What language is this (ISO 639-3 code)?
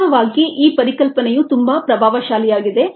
kan